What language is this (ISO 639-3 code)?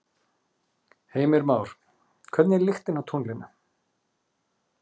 isl